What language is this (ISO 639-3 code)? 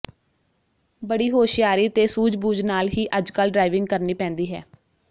pan